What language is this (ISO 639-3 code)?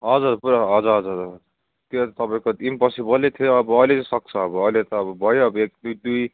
nep